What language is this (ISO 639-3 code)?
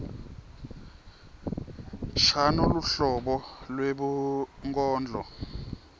ssw